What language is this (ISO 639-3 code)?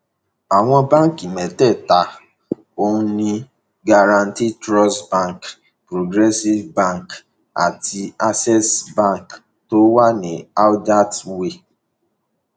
yor